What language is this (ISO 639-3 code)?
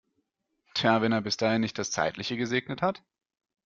deu